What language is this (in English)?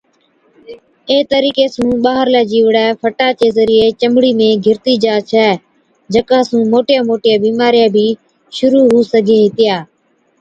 Od